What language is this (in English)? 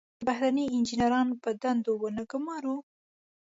Pashto